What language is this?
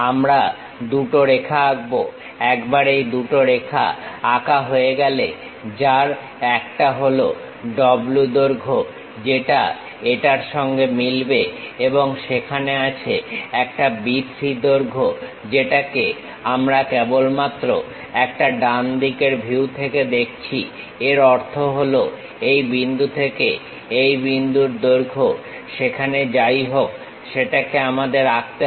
Bangla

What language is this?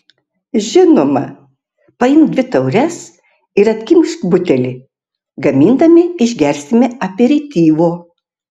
Lithuanian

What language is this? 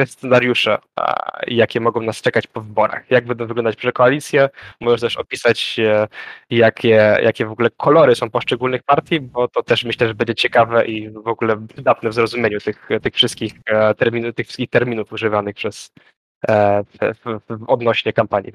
Polish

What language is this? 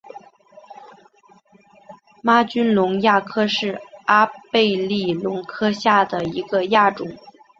Chinese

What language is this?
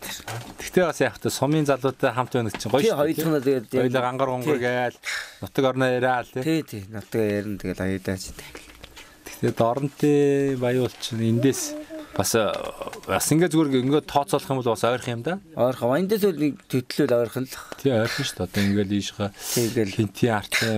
Korean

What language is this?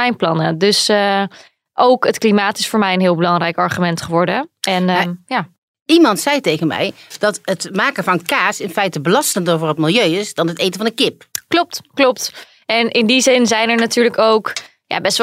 Dutch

